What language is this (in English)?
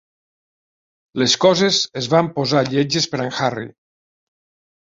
Catalan